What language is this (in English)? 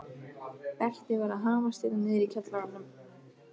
Icelandic